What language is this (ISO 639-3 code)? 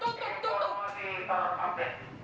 ind